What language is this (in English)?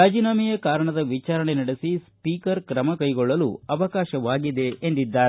Kannada